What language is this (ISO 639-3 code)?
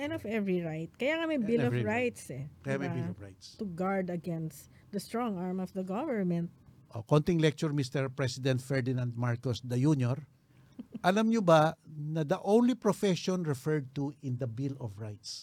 fil